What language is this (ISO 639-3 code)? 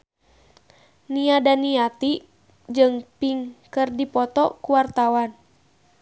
sun